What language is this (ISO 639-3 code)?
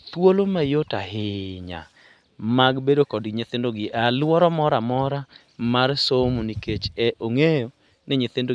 luo